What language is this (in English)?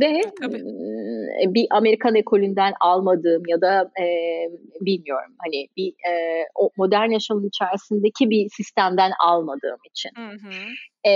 Turkish